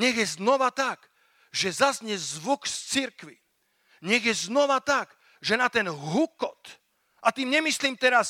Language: Slovak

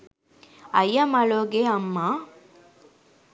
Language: Sinhala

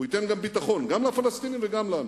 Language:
Hebrew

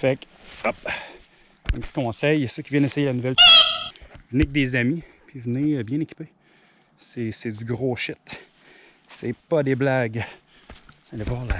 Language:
French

